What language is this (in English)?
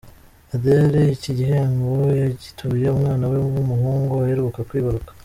Kinyarwanda